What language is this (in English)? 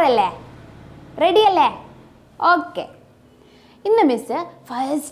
Romanian